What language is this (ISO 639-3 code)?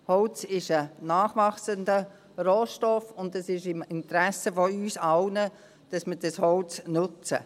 gsw